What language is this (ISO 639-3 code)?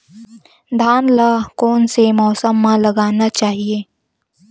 hne